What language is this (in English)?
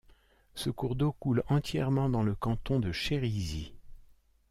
French